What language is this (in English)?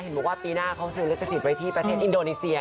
Thai